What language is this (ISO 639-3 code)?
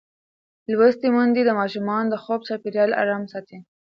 pus